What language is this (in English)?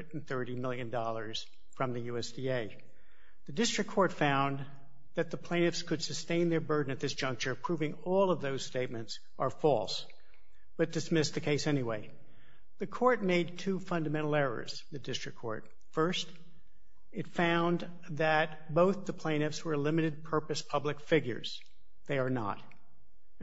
English